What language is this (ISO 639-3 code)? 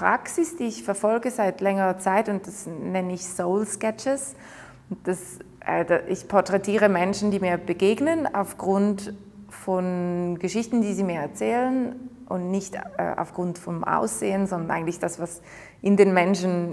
deu